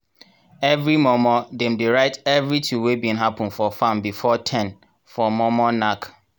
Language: Nigerian Pidgin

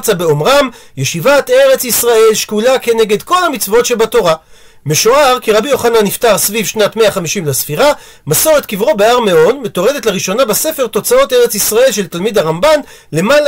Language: Hebrew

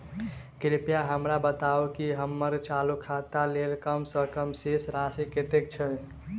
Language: Maithili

